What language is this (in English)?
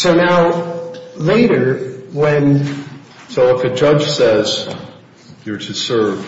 English